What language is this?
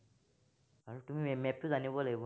Assamese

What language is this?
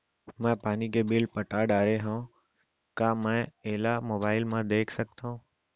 Chhattisgarhi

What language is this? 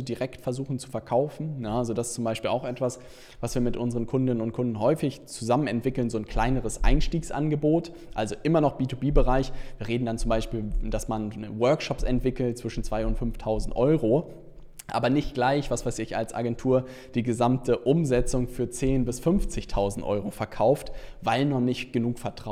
German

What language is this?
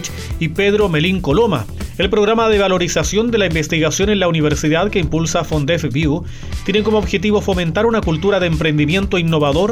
Spanish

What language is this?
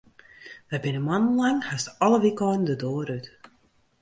Western Frisian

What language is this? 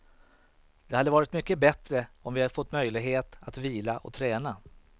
Swedish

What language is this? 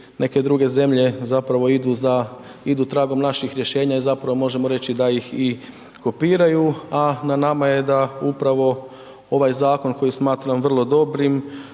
Croatian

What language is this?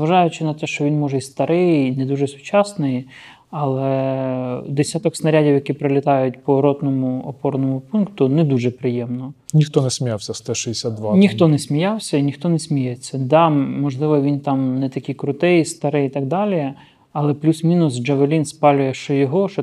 Ukrainian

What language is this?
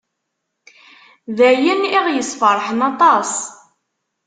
Kabyle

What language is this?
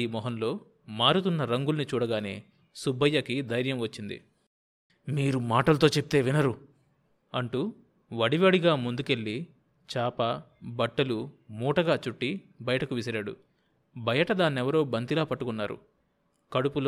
Telugu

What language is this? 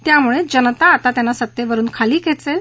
Marathi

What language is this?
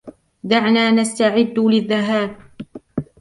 Arabic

